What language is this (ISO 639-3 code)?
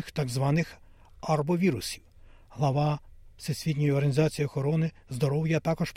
ukr